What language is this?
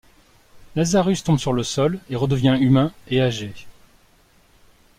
French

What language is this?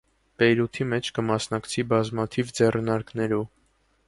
Armenian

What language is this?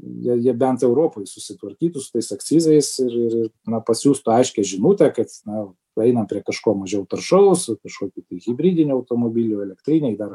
Lithuanian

